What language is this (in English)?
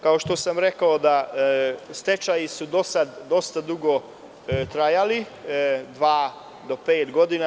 Serbian